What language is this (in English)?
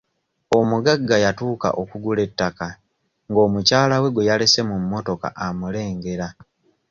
Ganda